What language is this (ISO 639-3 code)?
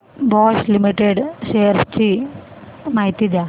mar